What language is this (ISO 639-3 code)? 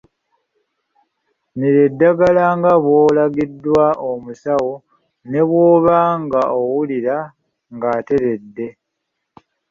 lug